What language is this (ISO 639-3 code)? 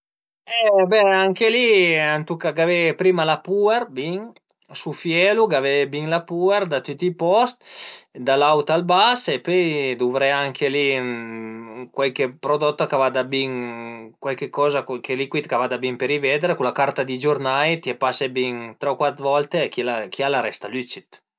pms